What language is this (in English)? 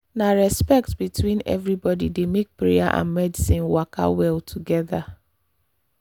Nigerian Pidgin